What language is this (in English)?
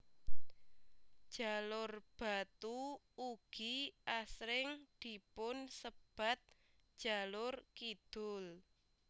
Javanese